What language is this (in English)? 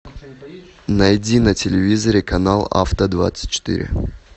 Russian